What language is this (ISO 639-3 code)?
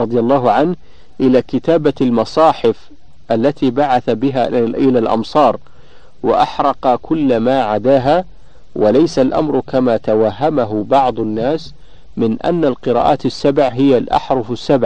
ara